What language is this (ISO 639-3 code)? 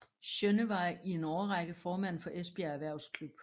dan